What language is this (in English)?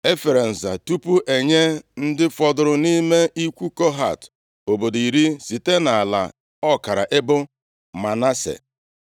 Igbo